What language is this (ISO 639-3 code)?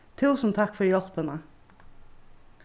fao